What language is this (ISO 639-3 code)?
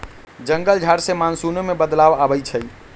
mag